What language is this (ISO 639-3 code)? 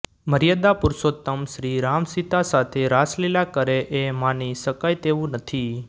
guj